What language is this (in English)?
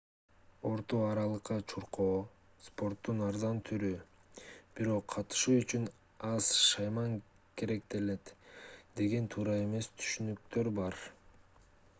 Kyrgyz